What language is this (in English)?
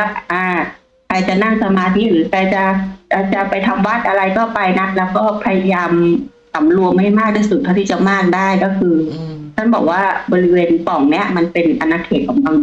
Thai